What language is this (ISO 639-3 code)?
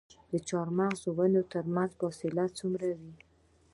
pus